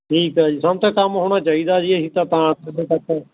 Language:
Punjabi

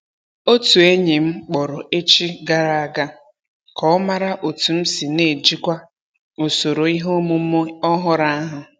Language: Igbo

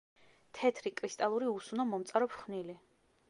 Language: Georgian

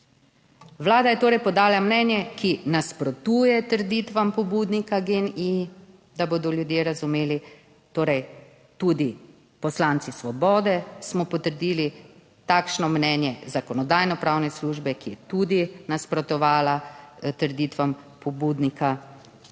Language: Slovenian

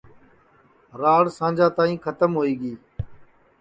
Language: Sansi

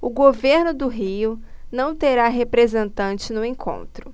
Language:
Portuguese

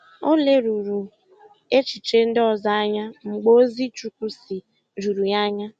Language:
Igbo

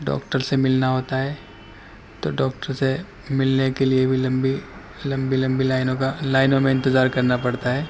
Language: Urdu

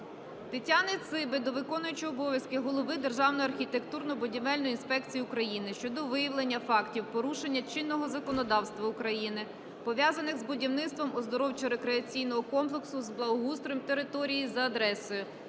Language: Ukrainian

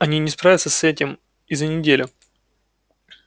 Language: Russian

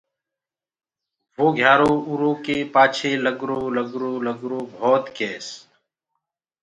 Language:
Gurgula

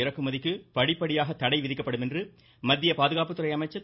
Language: Tamil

